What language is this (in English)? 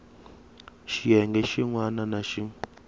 Tsonga